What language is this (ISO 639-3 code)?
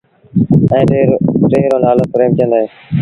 sbn